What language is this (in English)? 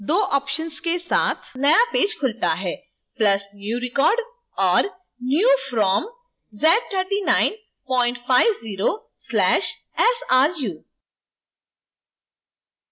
Hindi